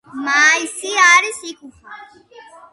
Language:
Georgian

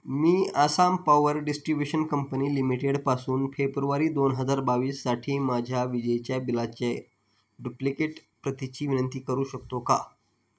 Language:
Marathi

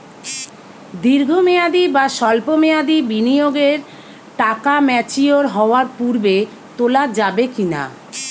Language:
Bangla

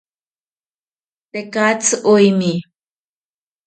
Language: South Ucayali Ashéninka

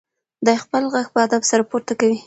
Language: Pashto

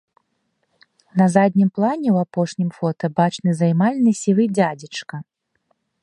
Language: Belarusian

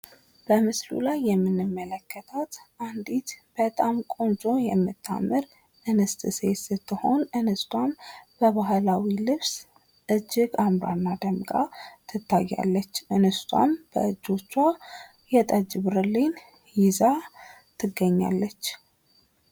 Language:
Amharic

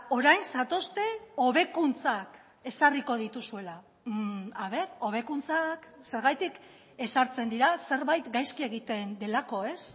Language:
Basque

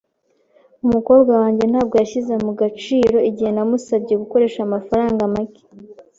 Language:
Kinyarwanda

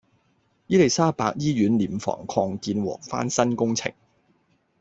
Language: Cantonese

